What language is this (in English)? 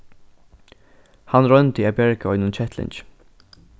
Faroese